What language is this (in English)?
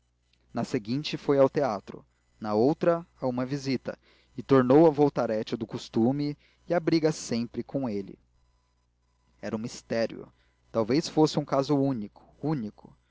Portuguese